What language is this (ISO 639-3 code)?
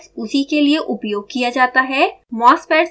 hin